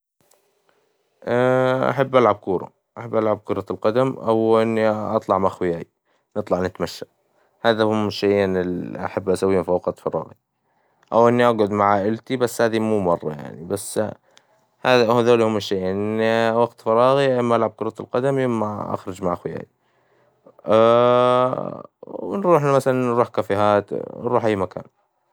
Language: Hijazi Arabic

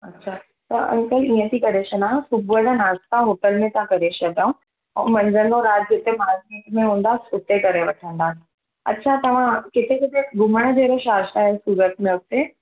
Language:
Sindhi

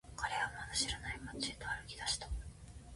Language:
Japanese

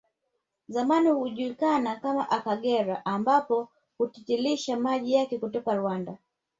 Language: Swahili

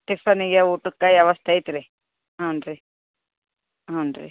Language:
Kannada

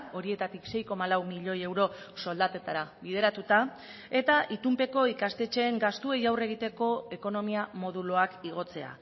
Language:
Basque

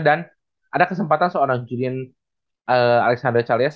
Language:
Indonesian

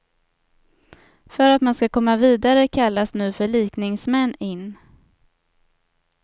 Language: Swedish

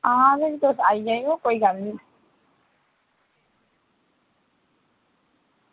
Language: Dogri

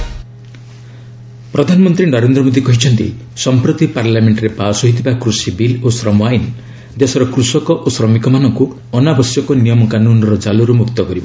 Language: Odia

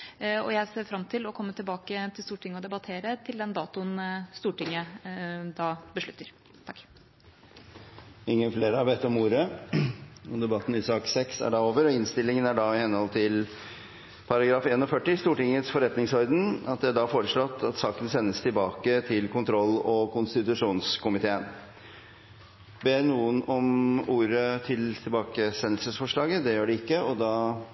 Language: Norwegian Bokmål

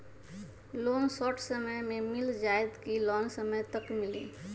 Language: Magahi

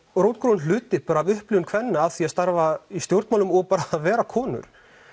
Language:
Icelandic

